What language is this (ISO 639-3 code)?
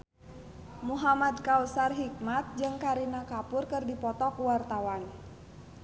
sun